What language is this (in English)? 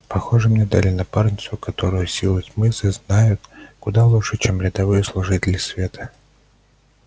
Russian